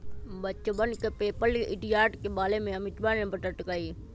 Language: Magahi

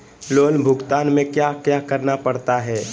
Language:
Magahi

